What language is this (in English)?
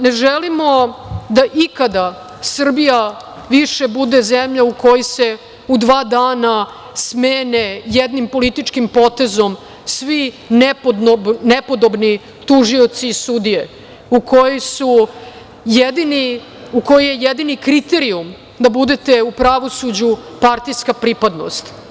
Serbian